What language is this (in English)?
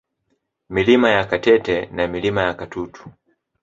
Swahili